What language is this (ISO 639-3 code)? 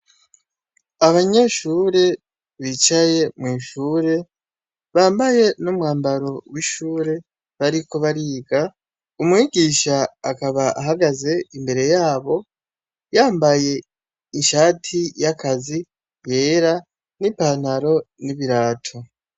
run